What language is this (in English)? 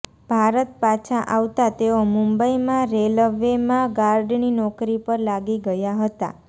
Gujarati